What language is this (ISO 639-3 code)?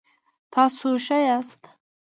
pus